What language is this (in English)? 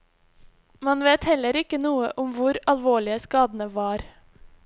Norwegian